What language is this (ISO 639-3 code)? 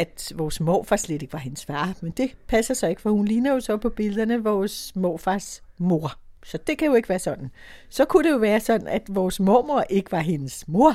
dan